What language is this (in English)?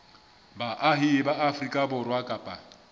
Southern Sotho